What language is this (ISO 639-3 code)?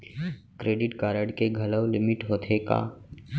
hne